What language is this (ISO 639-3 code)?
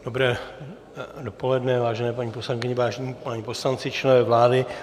ces